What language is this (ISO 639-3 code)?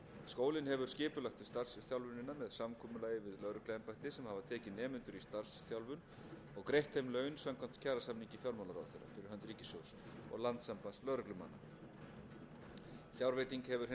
isl